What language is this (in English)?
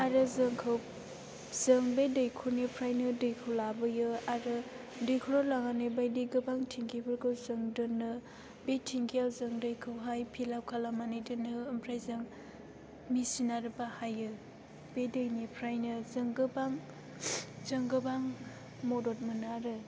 Bodo